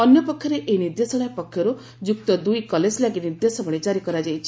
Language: Odia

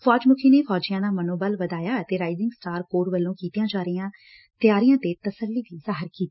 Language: Punjabi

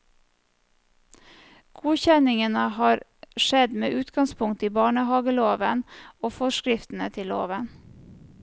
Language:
Norwegian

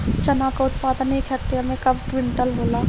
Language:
Bhojpuri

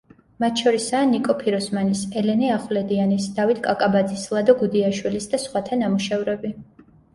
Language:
Georgian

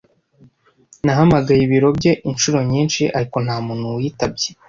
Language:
Kinyarwanda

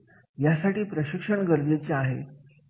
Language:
Marathi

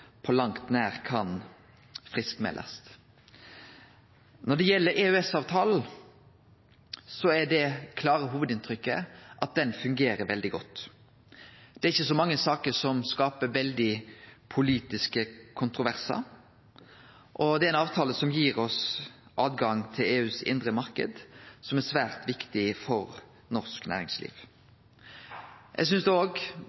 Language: Norwegian Nynorsk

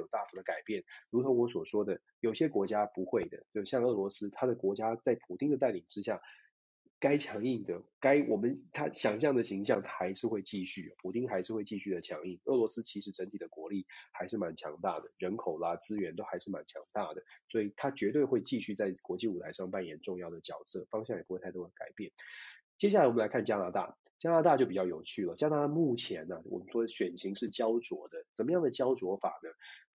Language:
Chinese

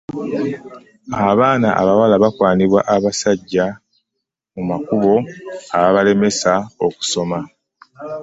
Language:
Ganda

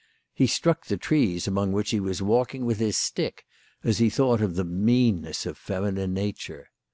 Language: English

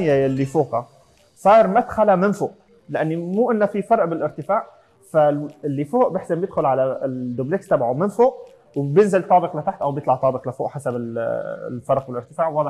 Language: Arabic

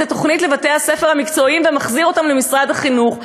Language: Hebrew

